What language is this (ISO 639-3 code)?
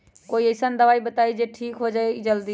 mag